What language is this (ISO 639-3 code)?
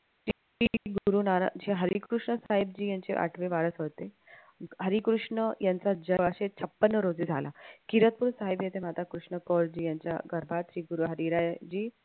mar